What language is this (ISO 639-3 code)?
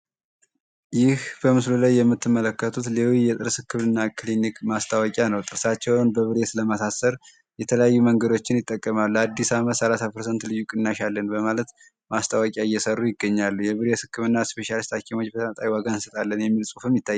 amh